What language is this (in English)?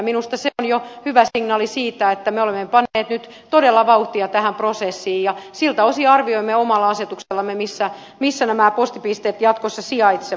Finnish